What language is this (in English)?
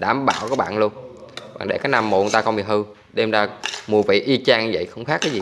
Vietnamese